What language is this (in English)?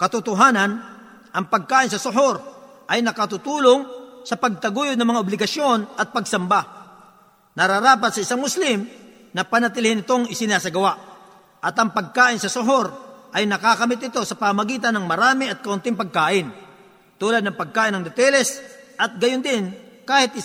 Filipino